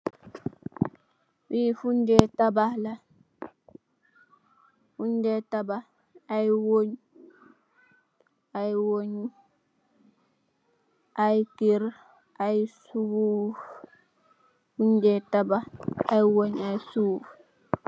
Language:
Wolof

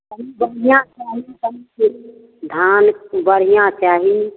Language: Maithili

